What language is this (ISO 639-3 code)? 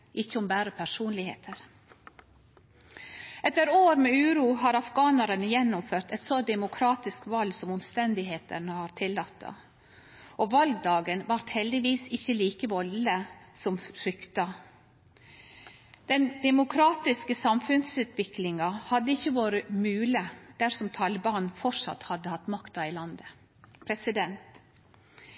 nno